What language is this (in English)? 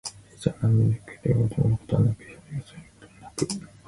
Japanese